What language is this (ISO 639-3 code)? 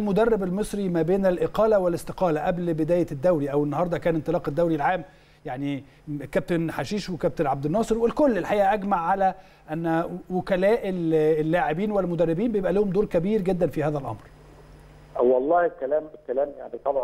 ara